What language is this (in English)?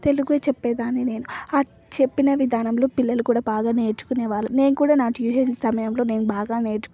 Telugu